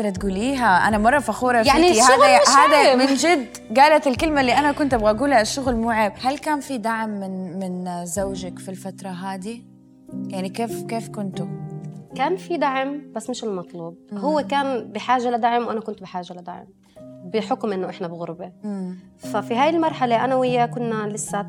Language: Arabic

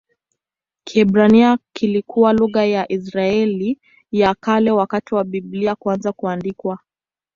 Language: Swahili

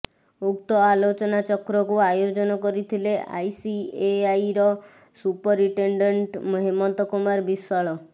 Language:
Odia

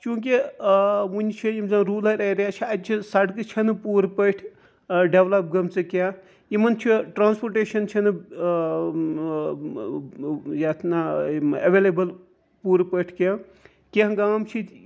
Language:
Kashmiri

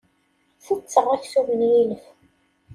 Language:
Kabyle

